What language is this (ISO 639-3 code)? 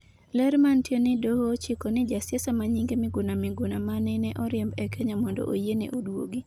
luo